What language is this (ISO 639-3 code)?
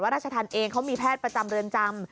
tha